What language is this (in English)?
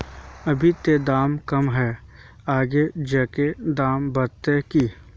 Magahi